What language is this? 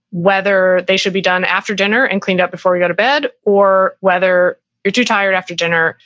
English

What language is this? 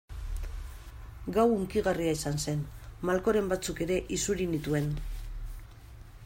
Basque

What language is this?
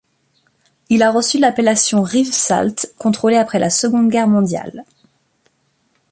French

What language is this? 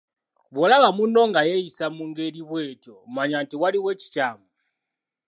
Ganda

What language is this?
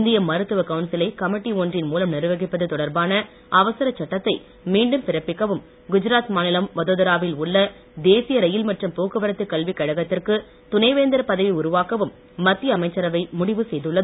Tamil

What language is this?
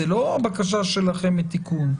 Hebrew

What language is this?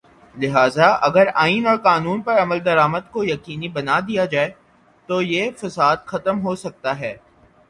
Urdu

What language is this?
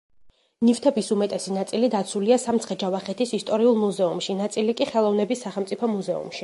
Georgian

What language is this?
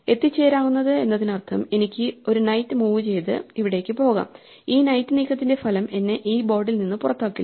Malayalam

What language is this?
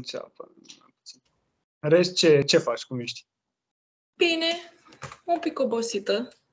Romanian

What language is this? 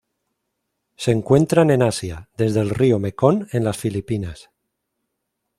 Spanish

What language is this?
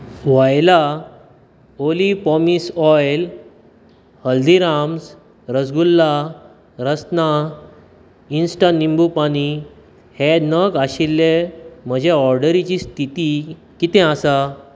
Konkani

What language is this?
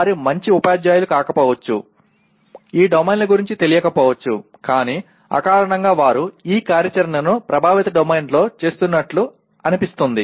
Telugu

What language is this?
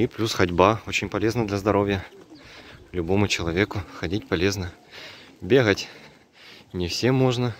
Russian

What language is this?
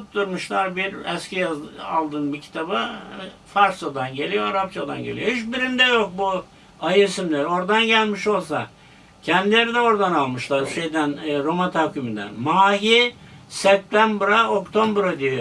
Turkish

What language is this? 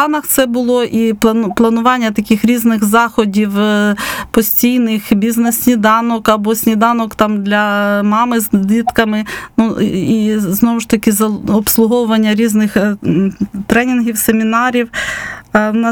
Ukrainian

